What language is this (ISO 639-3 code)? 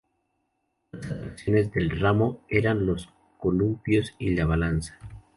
spa